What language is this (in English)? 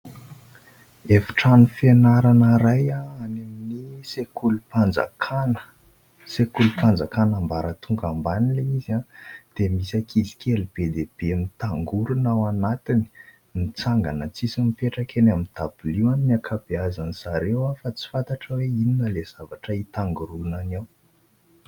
Malagasy